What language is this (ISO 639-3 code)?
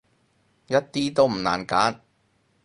yue